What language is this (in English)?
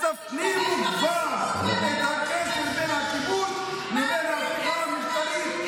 Hebrew